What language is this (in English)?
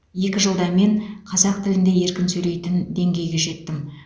Kazakh